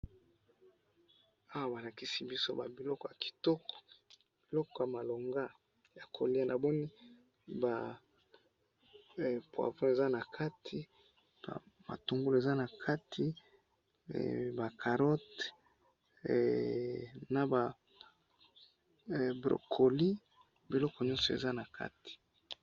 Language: Lingala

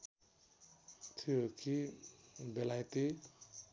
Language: Nepali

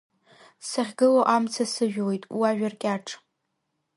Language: Abkhazian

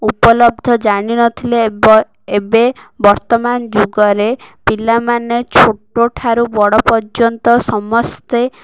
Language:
Odia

